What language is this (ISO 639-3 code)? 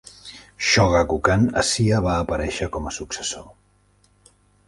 cat